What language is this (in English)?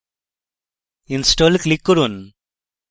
Bangla